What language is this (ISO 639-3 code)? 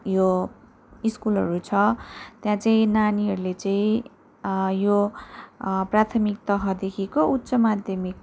nep